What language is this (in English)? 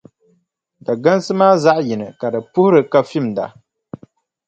Dagbani